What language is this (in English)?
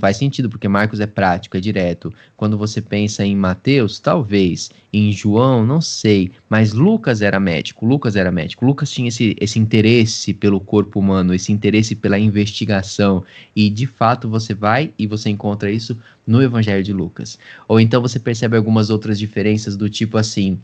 Portuguese